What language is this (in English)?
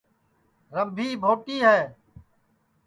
Sansi